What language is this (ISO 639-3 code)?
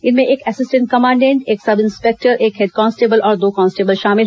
hin